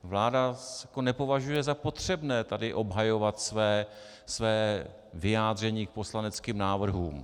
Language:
Czech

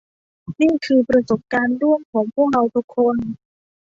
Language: Thai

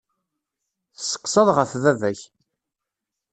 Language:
Kabyle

